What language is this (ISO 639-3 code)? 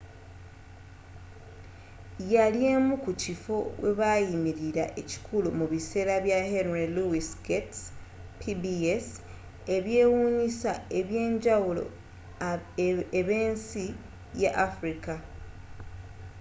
lug